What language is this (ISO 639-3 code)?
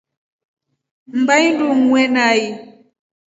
rof